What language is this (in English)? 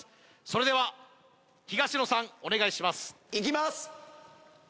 Japanese